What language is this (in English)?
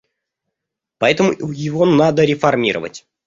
Russian